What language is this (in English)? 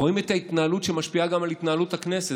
Hebrew